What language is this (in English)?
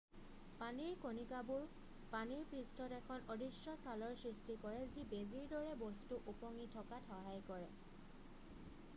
Assamese